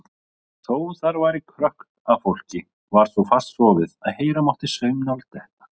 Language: Icelandic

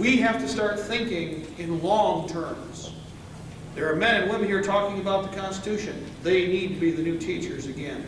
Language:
English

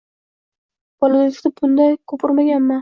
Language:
Uzbek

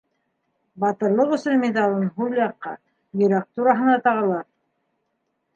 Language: Bashkir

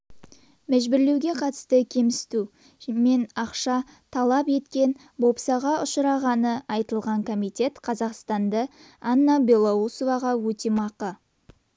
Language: Kazakh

